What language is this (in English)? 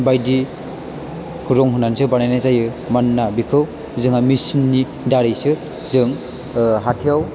Bodo